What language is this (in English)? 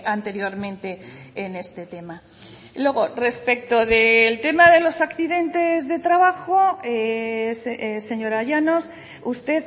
Spanish